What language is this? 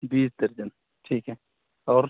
Urdu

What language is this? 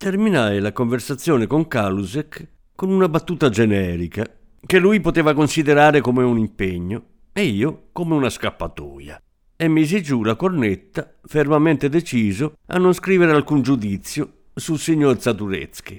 Italian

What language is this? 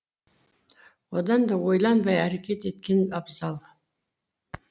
Kazakh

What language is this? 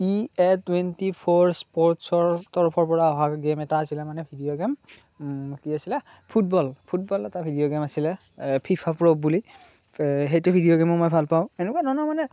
Assamese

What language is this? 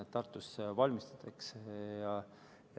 Estonian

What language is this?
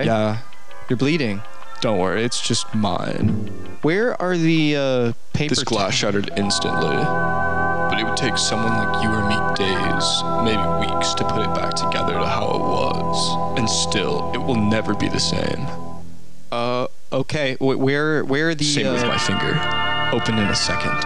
English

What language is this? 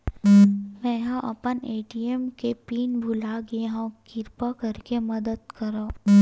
Chhattisgarhi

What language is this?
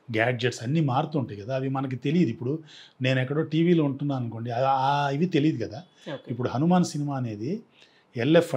Telugu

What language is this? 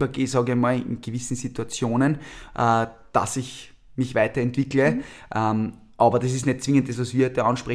German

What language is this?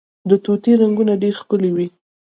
Pashto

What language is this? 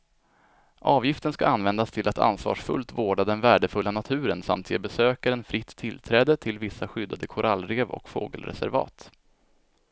Swedish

